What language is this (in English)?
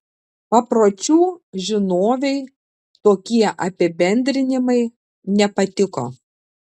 Lithuanian